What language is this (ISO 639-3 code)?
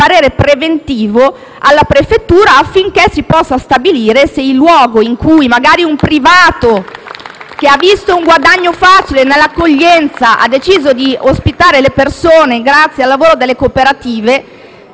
ita